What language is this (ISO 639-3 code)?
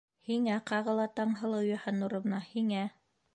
bak